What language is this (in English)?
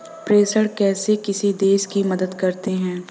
Hindi